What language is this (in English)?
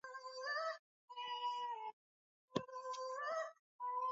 Swahili